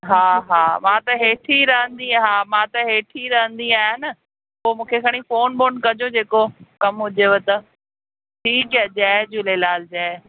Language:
Sindhi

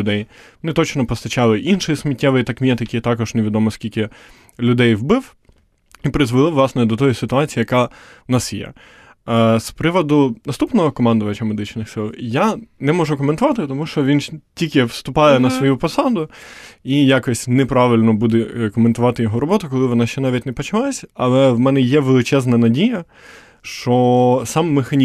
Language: Ukrainian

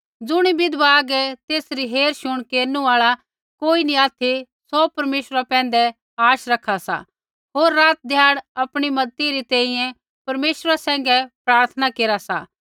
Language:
Kullu Pahari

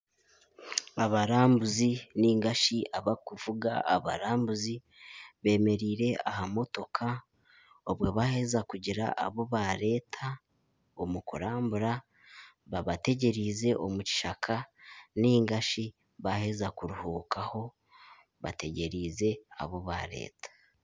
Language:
Nyankole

